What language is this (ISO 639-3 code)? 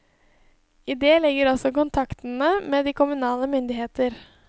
nor